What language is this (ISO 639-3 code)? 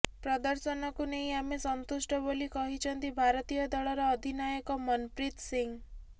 ori